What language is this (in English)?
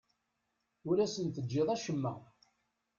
Kabyle